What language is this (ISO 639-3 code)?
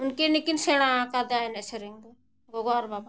sat